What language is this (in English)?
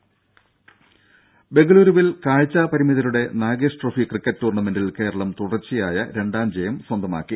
Malayalam